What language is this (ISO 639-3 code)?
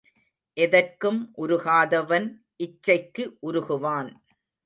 tam